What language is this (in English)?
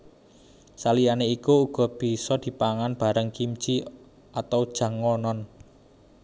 Javanese